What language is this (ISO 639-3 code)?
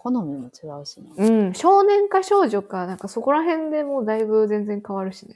jpn